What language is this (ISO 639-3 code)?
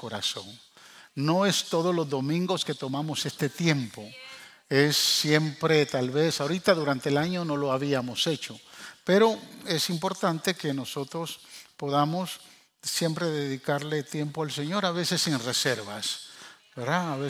spa